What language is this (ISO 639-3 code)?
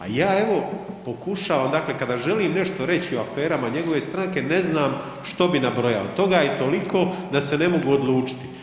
hrv